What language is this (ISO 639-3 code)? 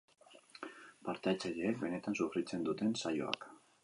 eus